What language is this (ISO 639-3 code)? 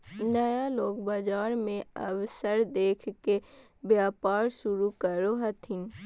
mag